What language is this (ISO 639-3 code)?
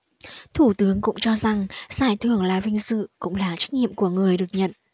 vie